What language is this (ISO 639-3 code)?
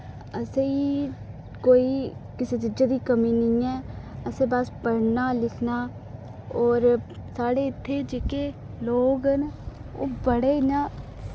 doi